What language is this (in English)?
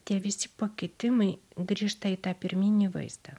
Lithuanian